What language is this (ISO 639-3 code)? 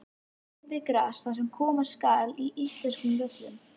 isl